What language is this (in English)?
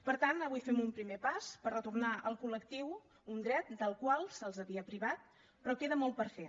Catalan